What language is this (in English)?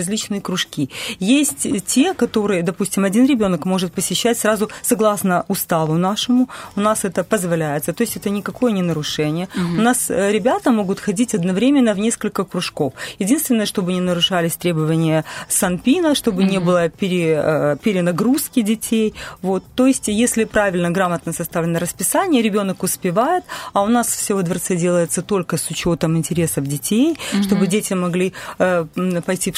Russian